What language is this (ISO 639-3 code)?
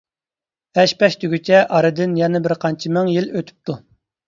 uig